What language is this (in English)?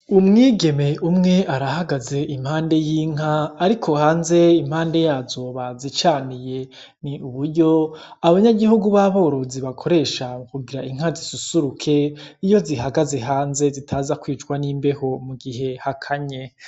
Rundi